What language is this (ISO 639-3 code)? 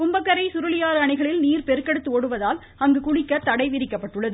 tam